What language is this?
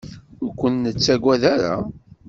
Kabyle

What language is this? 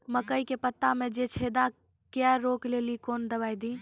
Maithili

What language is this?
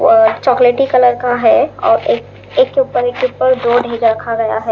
Hindi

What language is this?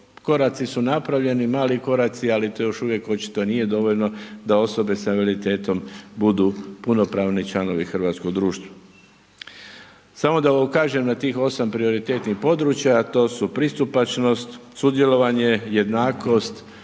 Croatian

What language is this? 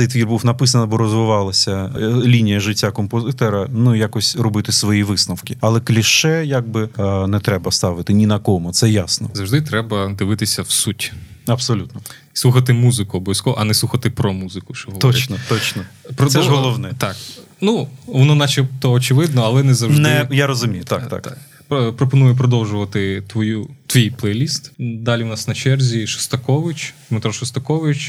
Ukrainian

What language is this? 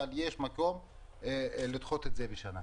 Hebrew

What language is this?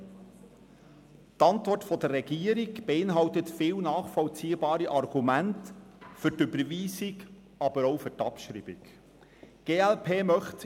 Swiss German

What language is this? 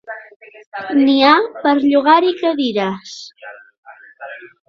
Catalan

